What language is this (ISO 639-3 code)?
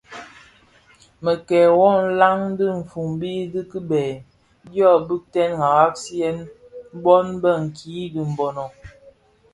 ksf